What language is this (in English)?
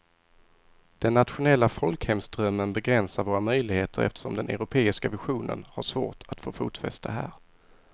Swedish